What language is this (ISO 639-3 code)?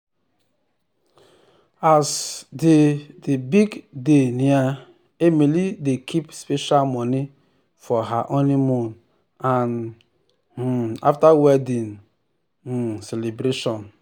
pcm